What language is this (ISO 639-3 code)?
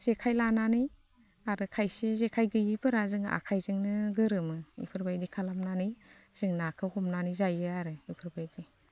brx